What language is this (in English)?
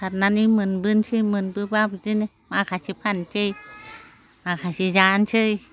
Bodo